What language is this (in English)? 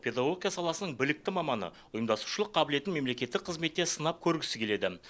Kazakh